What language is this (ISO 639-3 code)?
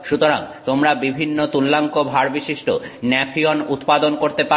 ben